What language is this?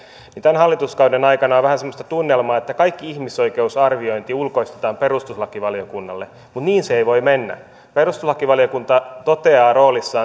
Finnish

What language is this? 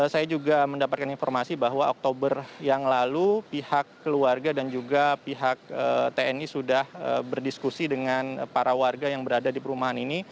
Indonesian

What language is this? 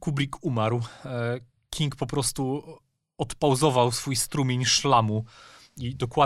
Polish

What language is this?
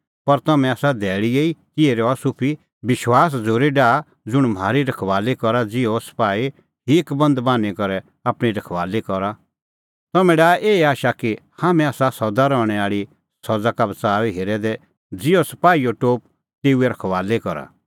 Kullu Pahari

